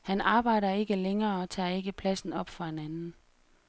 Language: Danish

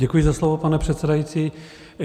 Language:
Czech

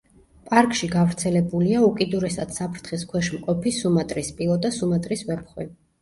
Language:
Georgian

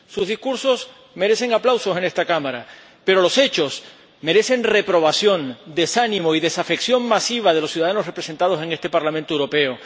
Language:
Spanish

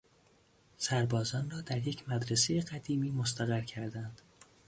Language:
Persian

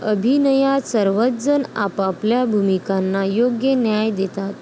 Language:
Marathi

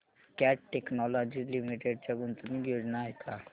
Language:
Marathi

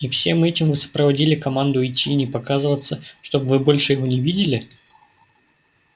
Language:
Russian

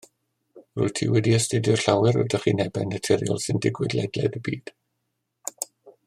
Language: Welsh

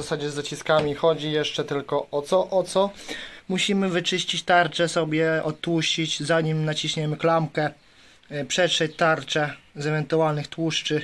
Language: Polish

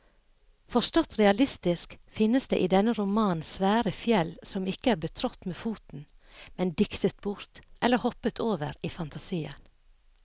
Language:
Norwegian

